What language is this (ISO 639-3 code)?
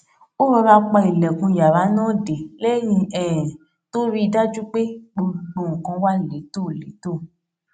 yor